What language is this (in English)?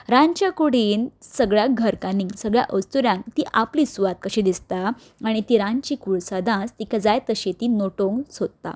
Konkani